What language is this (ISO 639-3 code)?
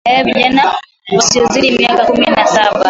swa